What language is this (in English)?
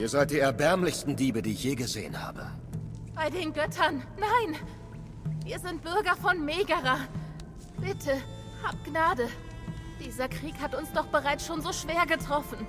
German